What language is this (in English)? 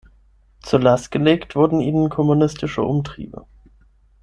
German